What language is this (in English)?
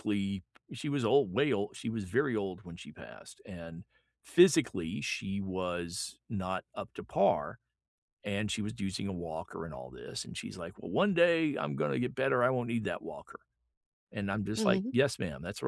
English